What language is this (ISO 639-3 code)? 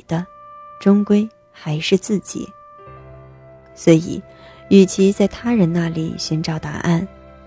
zho